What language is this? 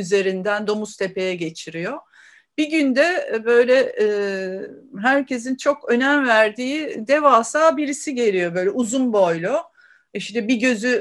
Turkish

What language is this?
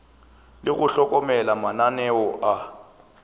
Northern Sotho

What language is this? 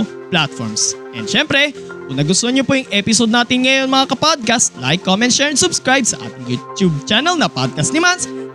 Filipino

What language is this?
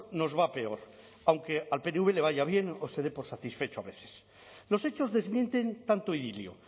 Spanish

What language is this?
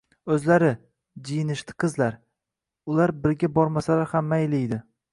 Uzbek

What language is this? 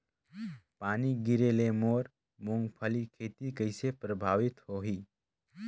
Chhattisgarhi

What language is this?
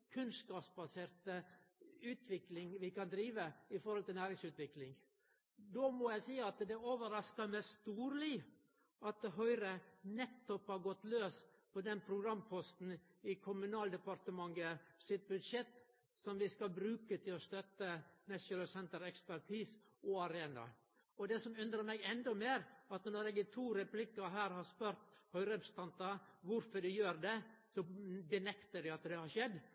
Norwegian Nynorsk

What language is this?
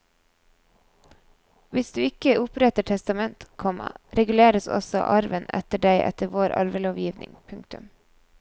Norwegian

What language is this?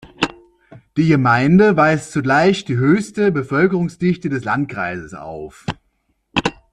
German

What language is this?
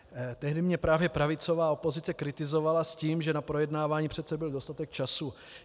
Czech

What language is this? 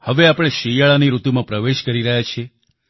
Gujarati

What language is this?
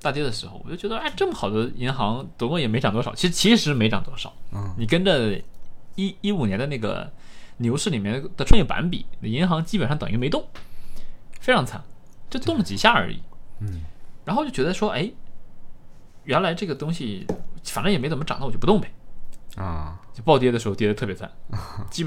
Chinese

